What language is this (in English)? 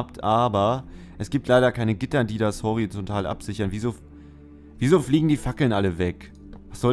German